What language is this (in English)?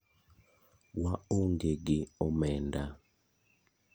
Luo (Kenya and Tanzania)